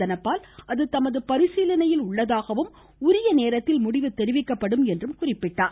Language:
Tamil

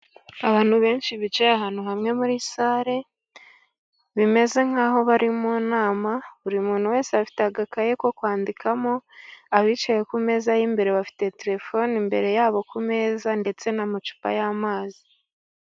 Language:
Kinyarwanda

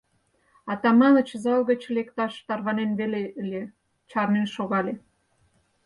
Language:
Mari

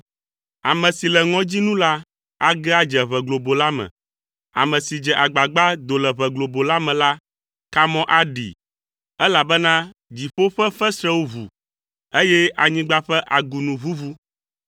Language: Ewe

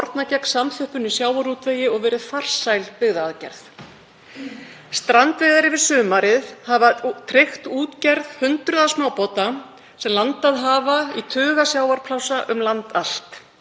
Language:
Icelandic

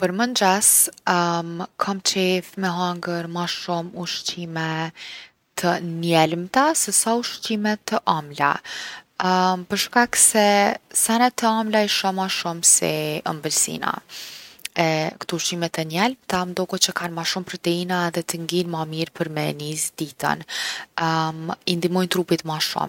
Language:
Gheg Albanian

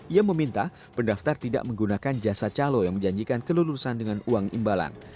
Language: Indonesian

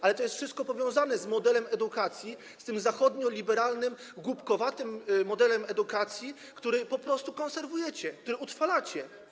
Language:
Polish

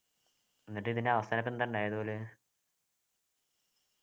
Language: Malayalam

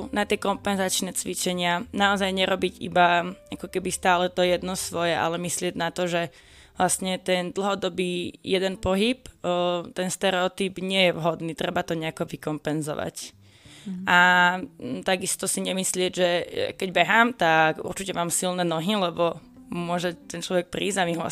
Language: Slovak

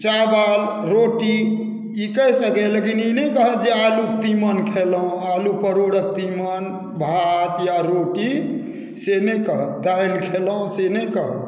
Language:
Maithili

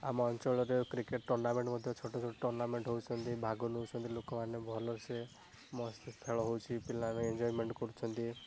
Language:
Odia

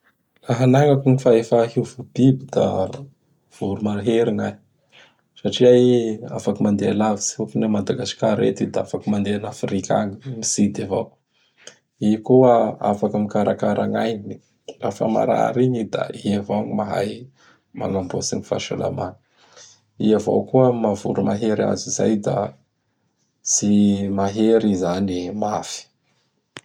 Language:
Bara Malagasy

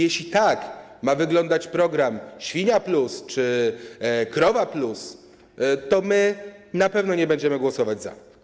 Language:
Polish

